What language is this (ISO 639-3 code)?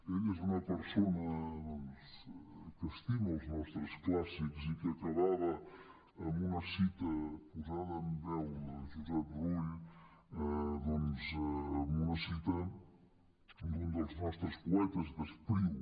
cat